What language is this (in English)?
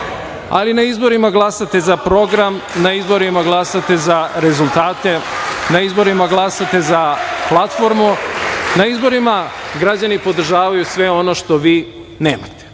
Serbian